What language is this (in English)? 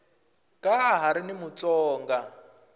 Tsonga